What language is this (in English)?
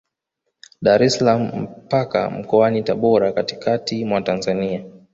Swahili